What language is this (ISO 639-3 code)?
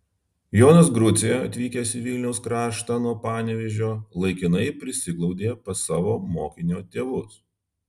lit